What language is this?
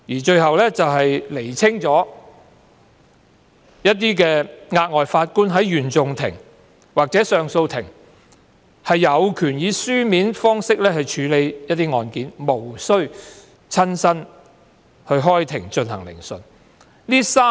Cantonese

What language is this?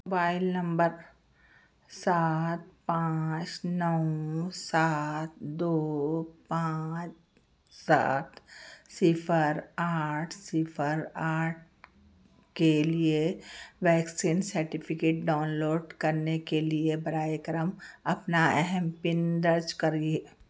Urdu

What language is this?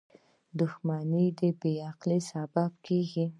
Pashto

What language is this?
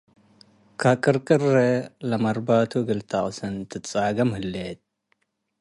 Tigre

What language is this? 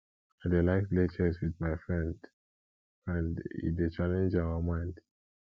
Nigerian Pidgin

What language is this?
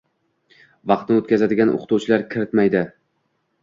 Uzbek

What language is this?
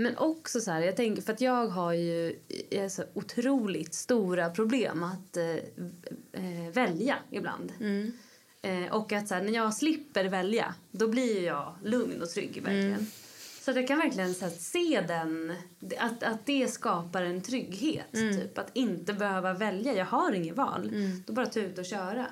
Swedish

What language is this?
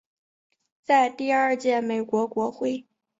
Chinese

